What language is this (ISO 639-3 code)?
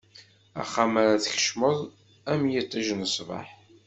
kab